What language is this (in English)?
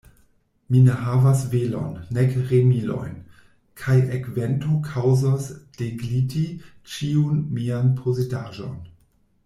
Esperanto